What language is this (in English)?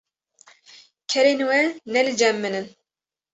Kurdish